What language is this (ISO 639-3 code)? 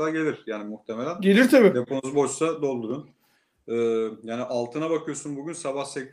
tur